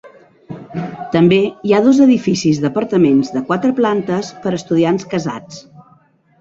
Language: Catalan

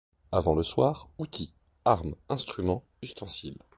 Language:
French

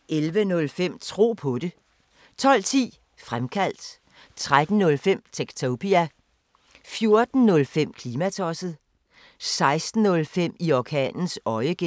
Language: Danish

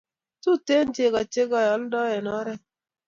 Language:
Kalenjin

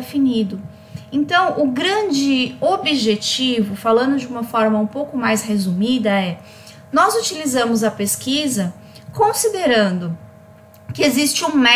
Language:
Portuguese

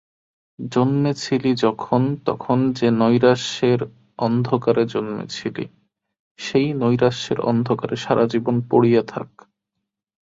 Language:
Bangla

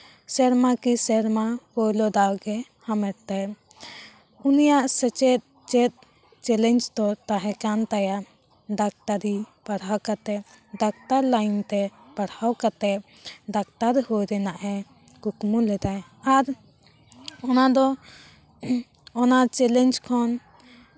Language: Santali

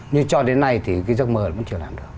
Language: Vietnamese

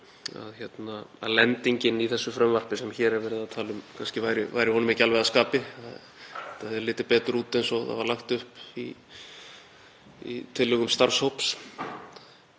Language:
Icelandic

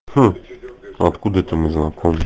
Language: Russian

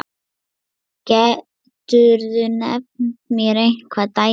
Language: Icelandic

